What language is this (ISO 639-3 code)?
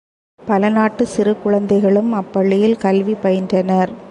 tam